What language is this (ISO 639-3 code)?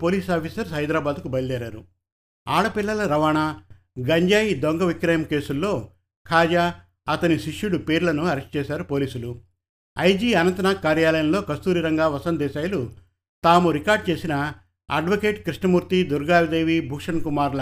tel